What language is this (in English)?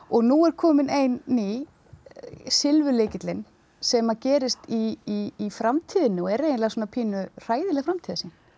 Icelandic